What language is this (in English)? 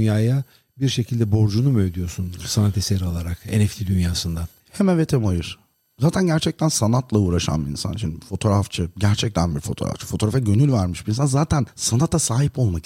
Turkish